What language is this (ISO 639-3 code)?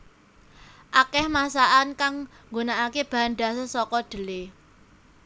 jav